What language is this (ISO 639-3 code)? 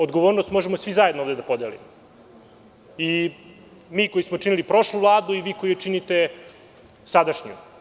srp